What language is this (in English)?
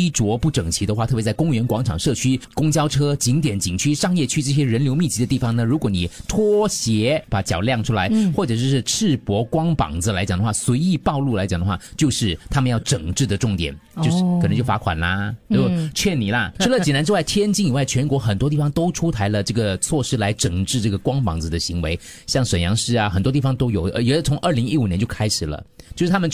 Chinese